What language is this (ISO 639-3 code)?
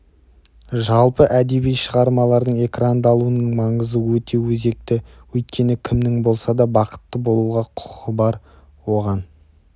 kaz